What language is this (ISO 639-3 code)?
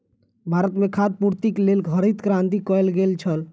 mai